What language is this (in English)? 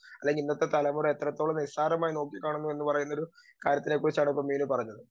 Malayalam